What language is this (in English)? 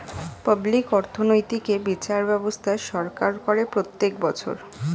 Bangla